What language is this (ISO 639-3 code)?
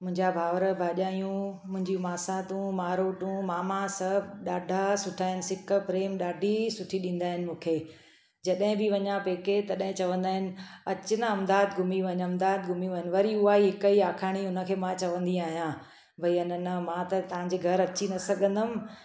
snd